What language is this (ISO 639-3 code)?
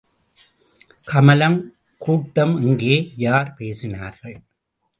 tam